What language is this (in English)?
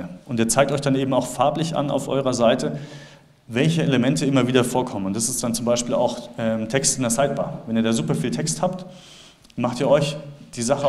German